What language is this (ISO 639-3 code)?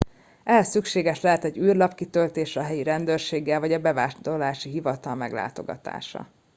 hun